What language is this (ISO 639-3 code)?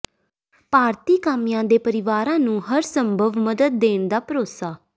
pan